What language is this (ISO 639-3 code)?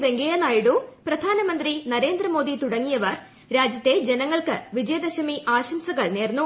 mal